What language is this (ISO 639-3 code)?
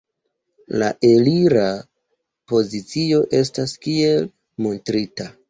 epo